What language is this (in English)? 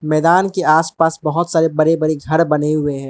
Hindi